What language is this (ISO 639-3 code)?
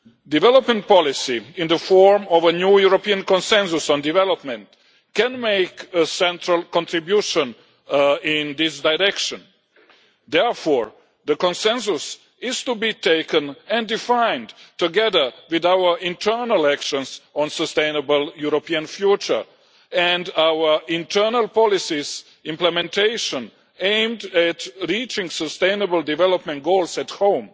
eng